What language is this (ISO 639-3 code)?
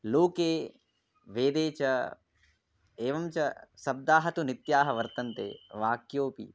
san